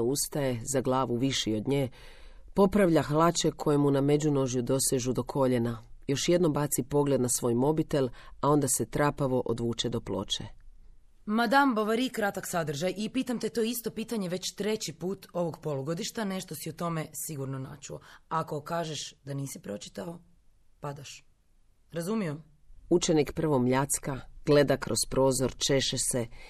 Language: Croatian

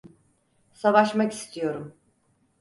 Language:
Turkish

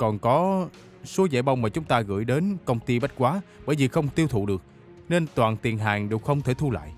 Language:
Vietnamese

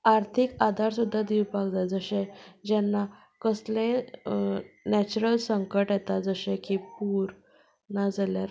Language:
Konkani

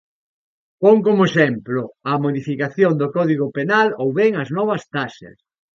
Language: Galician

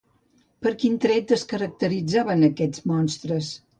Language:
Catalan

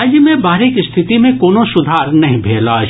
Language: Maithili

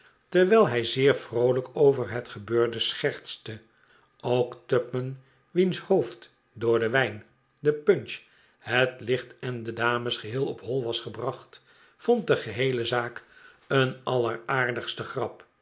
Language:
Dutch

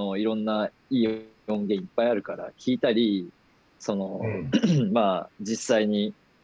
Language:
Japanese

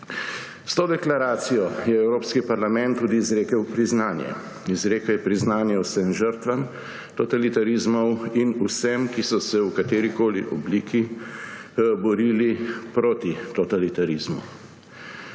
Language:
Slovenian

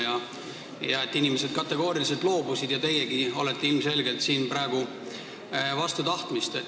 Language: Estonian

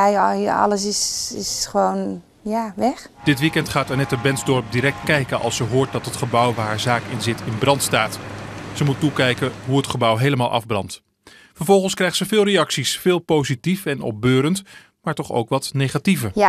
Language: Dutch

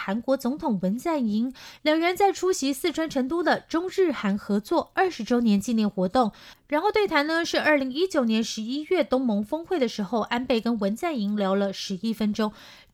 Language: Chinese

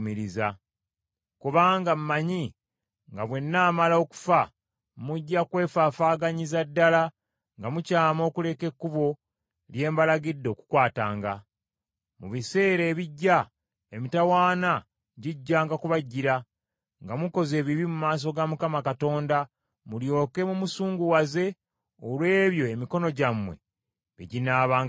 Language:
Ganda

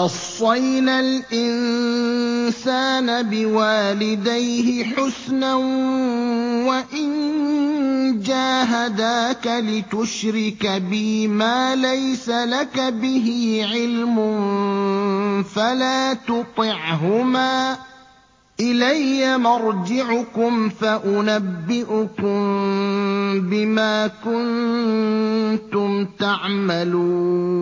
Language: Arabic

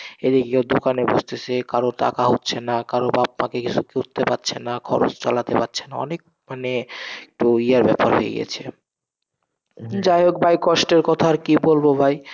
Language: Bangla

